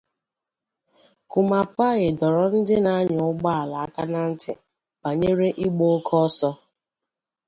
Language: Igbo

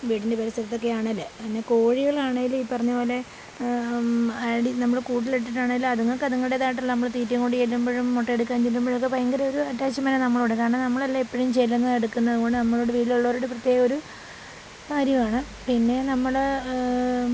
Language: Malayalam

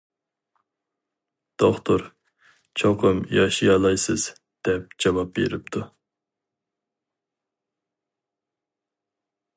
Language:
Uyghur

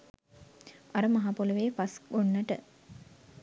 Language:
Sinhala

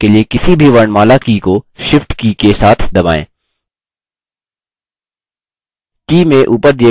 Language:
Hindi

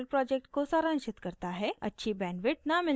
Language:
Hindi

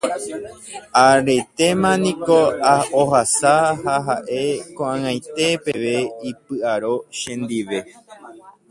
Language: Guarani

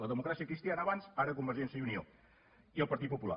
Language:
Catalan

